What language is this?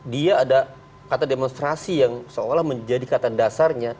Indonesian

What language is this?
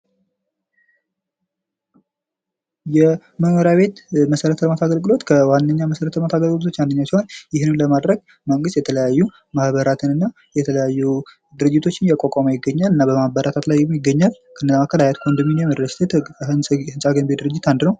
Amharic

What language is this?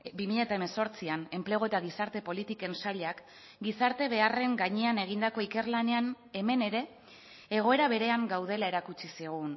Basque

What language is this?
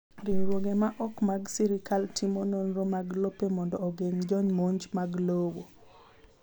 Luo (Kenya and Tanzania)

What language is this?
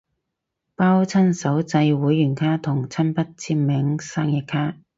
Cantonese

